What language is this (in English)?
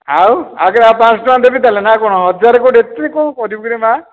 Odia